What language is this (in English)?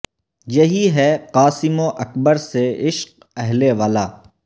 Urdu